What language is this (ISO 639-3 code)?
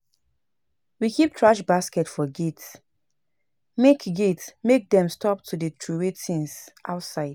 pcm